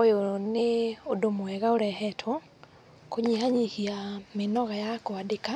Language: Kikuyu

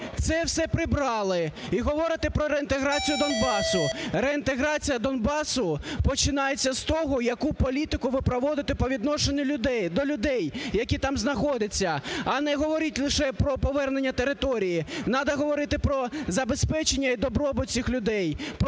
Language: Ukrainian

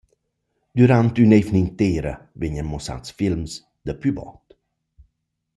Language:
Romansh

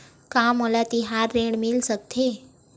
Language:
Chhattisgarhi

